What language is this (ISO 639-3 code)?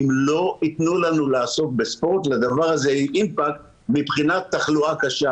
heb